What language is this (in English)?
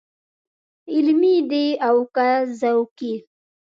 Pashto